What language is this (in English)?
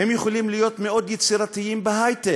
Hebrew